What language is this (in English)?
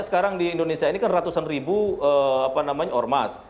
Indonesian